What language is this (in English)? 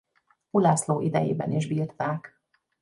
Hungarian